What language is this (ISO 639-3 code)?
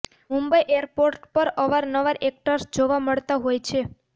guj